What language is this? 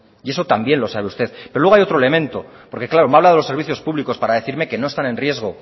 Spanish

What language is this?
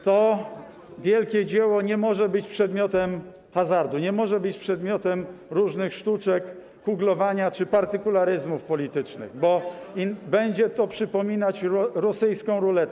Polish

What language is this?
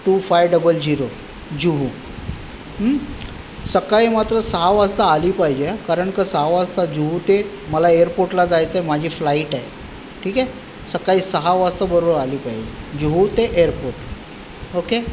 Marathi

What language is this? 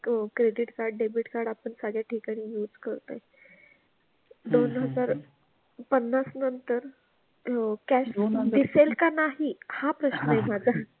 Marathi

